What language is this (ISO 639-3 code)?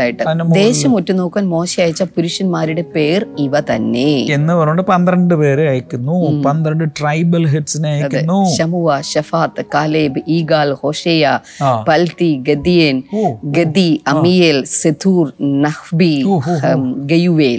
mal